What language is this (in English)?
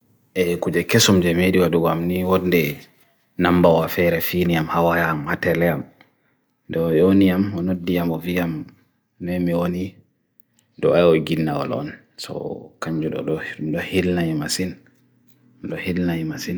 Bagirmi Fulfulde